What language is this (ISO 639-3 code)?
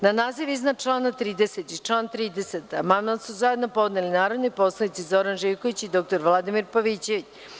srp